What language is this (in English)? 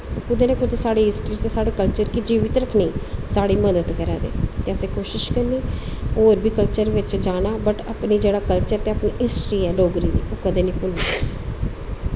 Dogri